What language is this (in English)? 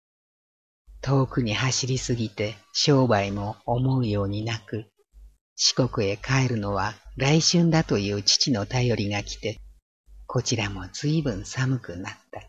Japanese